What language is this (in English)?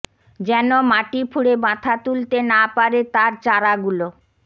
Bangla